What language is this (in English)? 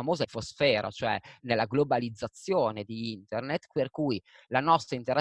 Italian